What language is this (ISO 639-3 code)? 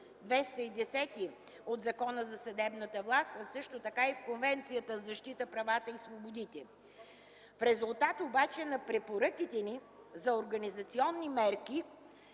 bul